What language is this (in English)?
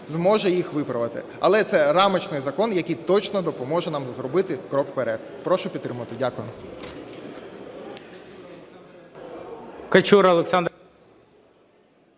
Ukrainian